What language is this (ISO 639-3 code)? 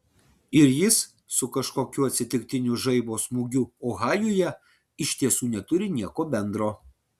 lit